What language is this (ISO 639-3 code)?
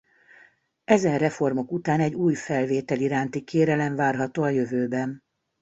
hun